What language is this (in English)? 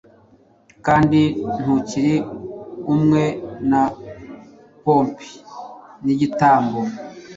Kinyarwanda